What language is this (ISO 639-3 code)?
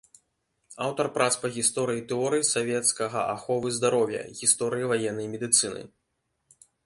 bel